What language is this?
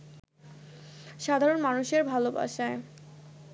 Bangla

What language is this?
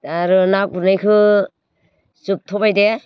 Bodo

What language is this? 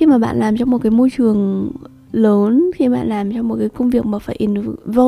Vietnamese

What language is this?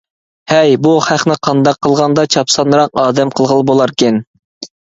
Uyghur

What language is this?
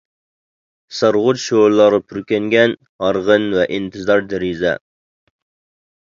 Uyghur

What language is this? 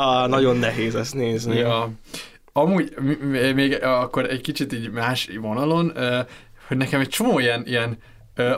Hungarian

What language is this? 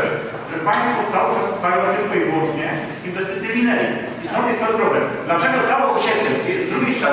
Polish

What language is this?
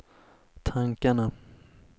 Swedish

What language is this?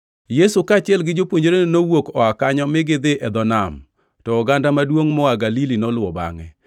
Luo (Kenya and Tanzania)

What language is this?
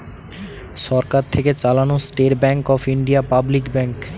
Bangla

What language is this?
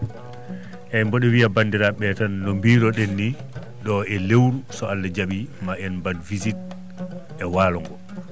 Fula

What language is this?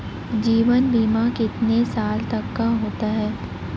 Hindi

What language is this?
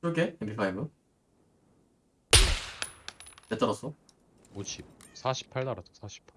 Korean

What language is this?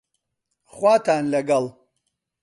Central Kurdish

